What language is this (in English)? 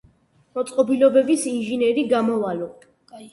Georgian